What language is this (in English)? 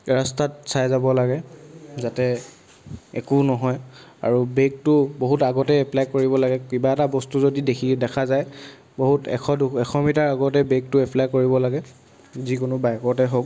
Assamese